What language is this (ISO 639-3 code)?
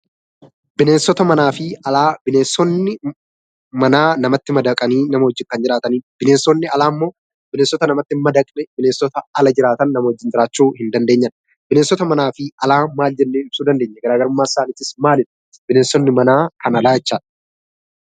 orm